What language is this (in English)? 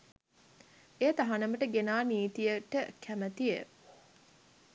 Sinhala